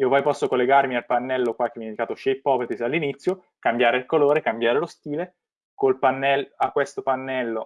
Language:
Italian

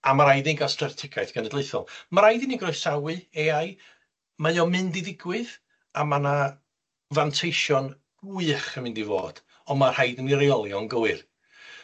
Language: Welsh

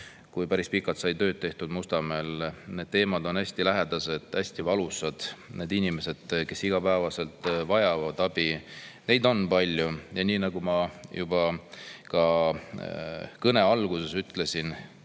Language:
Estonian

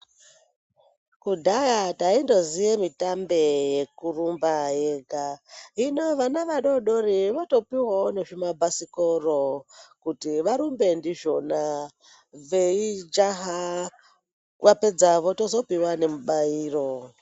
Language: Ndau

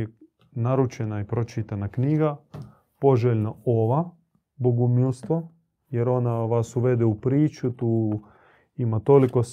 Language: Croatian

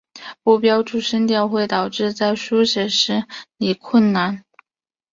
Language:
Chinese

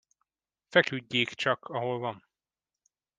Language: Hungarian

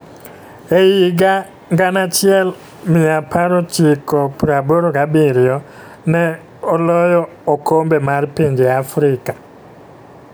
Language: Luo (Kenya and Tanzania)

